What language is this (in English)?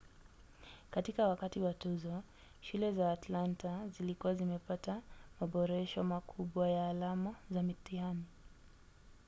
Swahili